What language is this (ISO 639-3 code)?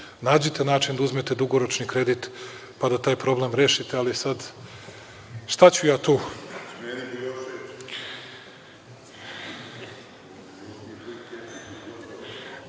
srp